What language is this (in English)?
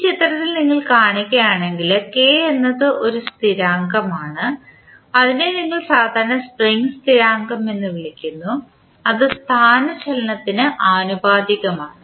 Malayalam